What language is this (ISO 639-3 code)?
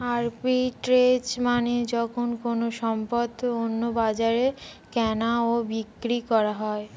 ben